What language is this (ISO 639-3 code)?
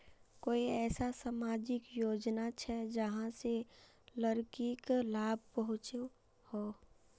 mag